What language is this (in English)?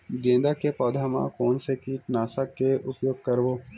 Chhattisgarhi